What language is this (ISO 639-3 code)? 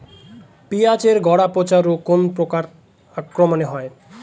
ben